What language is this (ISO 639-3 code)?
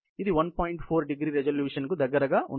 tel